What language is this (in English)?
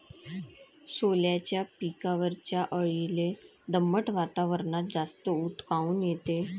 Marathi